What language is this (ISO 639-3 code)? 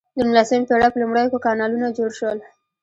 pus